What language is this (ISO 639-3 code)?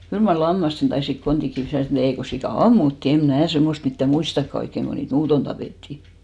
fin